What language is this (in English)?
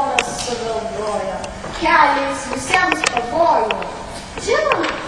Ukrainian